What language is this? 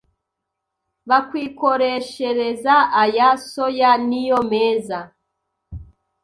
Kinyarwanda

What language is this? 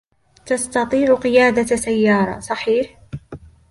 Arabic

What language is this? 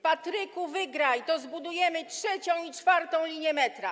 Polish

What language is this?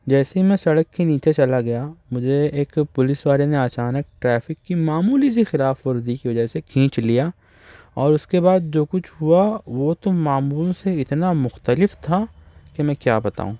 Urdu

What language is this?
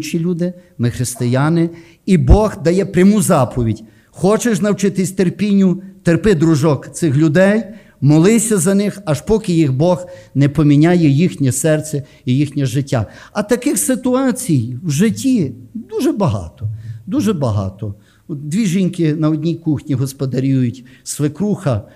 Ukrainian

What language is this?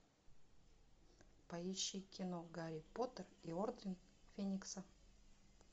Russian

